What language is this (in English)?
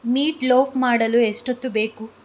Kannada